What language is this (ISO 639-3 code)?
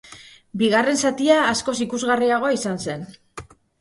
eus